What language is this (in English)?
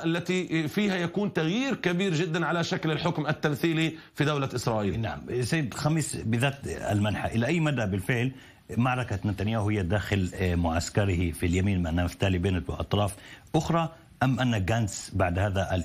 Arabic